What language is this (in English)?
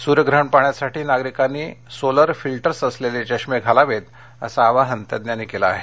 Marathi